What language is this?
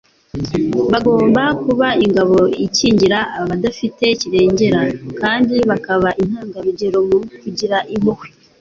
Kinyarwanda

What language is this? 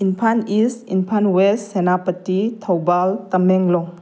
Manipuri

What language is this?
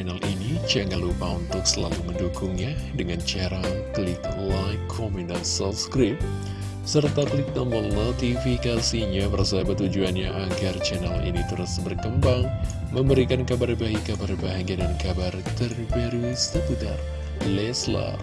Indonesian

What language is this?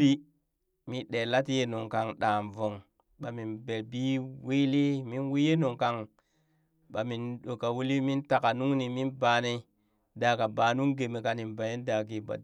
Burak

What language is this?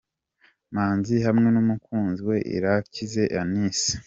Kinyarwanda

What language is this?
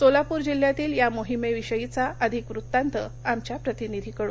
Marathi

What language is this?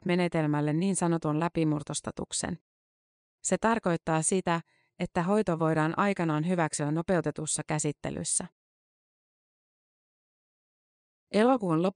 Finnish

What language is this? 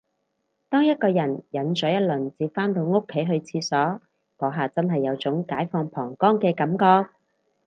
Cantonese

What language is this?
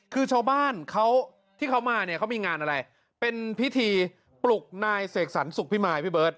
Thai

